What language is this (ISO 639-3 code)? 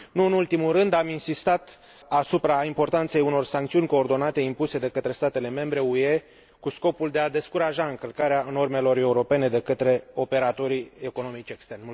ron